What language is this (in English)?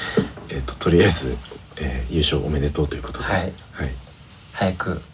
Japanese